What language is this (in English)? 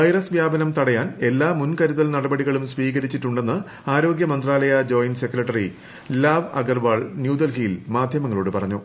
Malayalam